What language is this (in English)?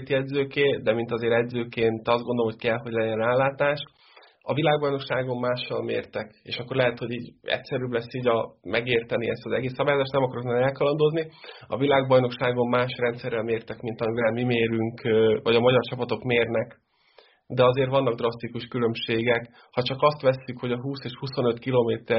Hungarian